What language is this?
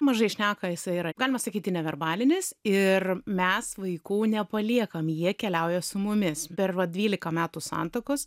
Lithuanian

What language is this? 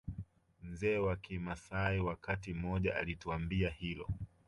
Swahili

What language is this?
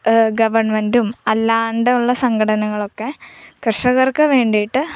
Malayalam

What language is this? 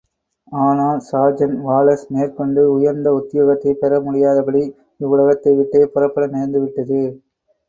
Tamil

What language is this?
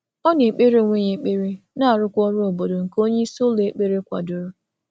Igbo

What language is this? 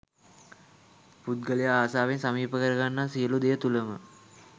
Sinhala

